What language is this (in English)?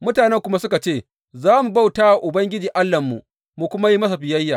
Hausa